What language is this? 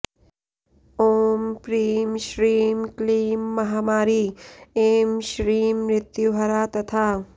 Sanskrit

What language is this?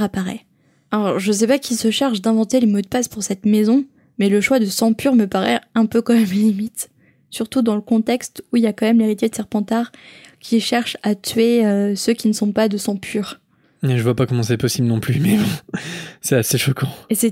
French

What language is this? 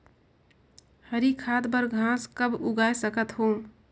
Chhattisgarhi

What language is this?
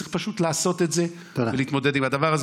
Hebrew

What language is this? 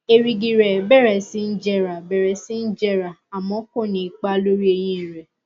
Yoruba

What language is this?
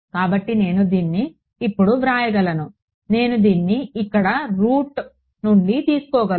Telugu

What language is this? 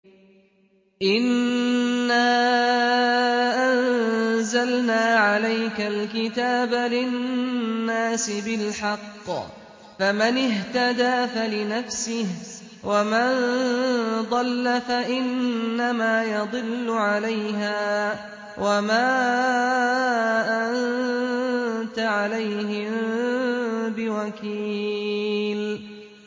Arabic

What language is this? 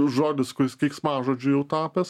Lithuanian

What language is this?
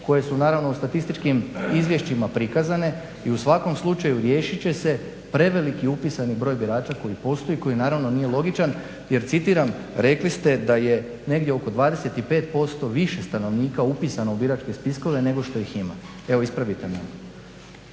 Croatian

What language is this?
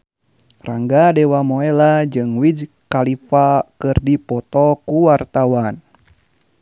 Sundanese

